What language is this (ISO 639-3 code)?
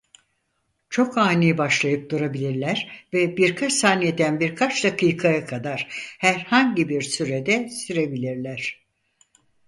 tur